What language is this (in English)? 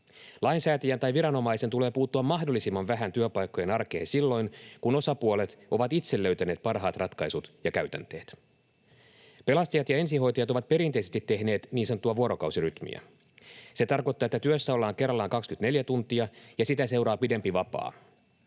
Finnish